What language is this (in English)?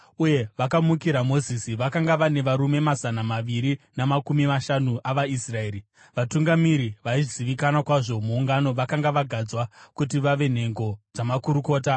Shona